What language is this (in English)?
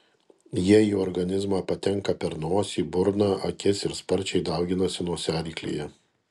Lithuanian